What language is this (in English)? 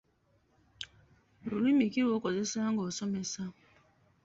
Ganda